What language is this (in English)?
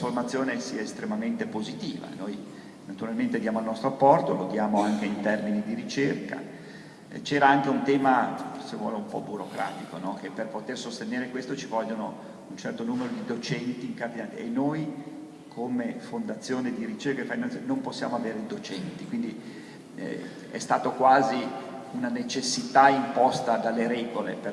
Italian